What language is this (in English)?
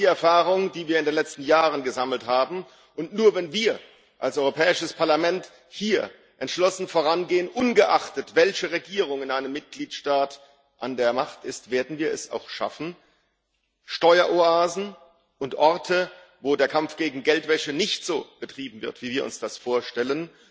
German